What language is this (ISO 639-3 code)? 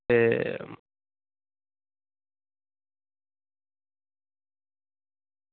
doi